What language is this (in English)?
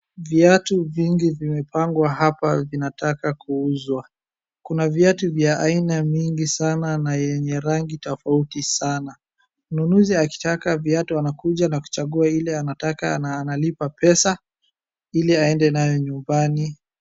Swahili